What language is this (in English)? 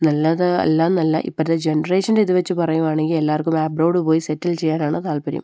Malayalam